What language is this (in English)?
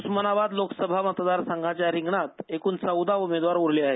Marathi